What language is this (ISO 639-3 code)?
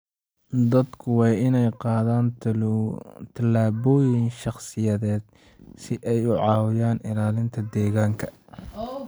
som